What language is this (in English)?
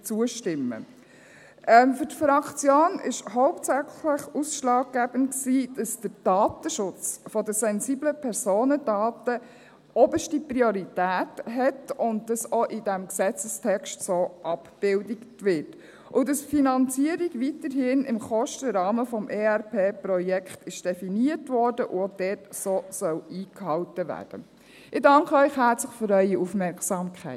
Swiss German